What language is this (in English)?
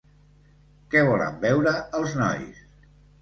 Catalan